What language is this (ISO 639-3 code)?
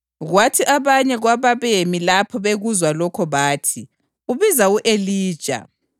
nde